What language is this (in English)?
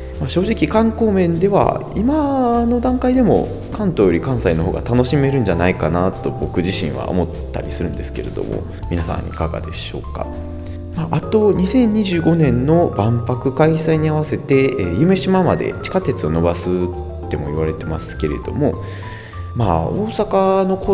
Japanese